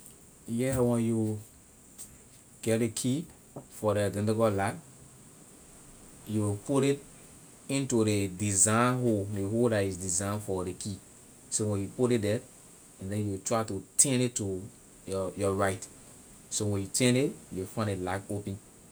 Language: Liberian English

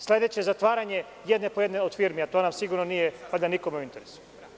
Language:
Serbian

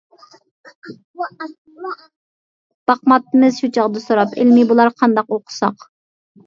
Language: Uyghur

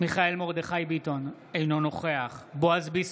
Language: Hebrew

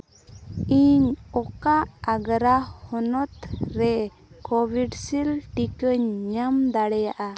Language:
Santali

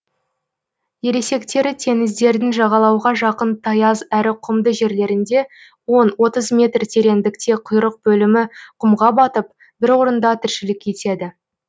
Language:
Kazakh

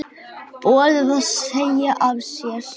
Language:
Icelandic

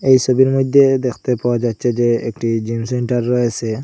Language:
Bangla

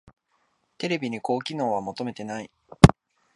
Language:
Japanese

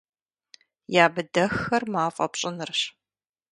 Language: Kabardian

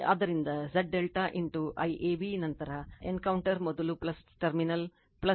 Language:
Kannada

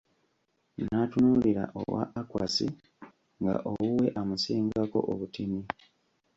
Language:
Ganda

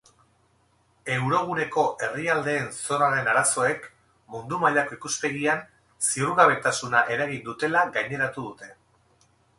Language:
Basque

